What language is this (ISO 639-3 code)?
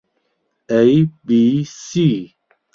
ckb